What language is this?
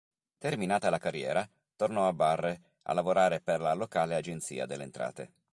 Italian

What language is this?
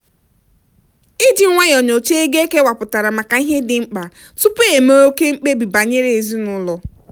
Igbo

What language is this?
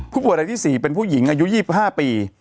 Thai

